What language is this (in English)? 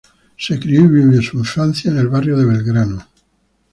Spanish